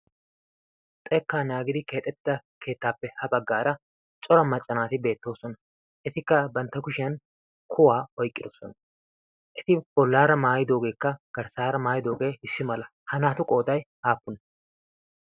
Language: Wolaytta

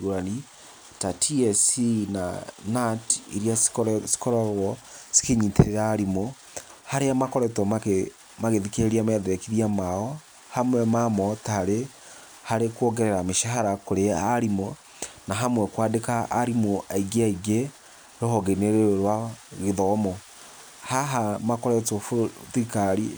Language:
Kikuyu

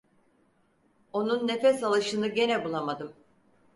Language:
Turkish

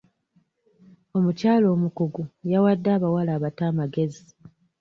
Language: Ganda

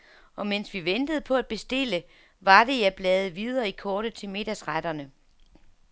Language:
Danish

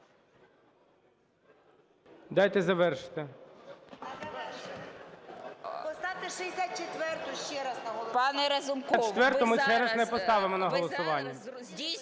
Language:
Ukrainian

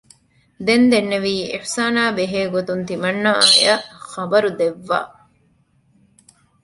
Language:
Divehi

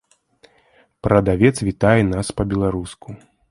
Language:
Belarusian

